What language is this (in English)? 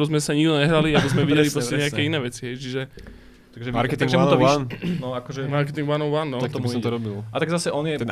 Slovak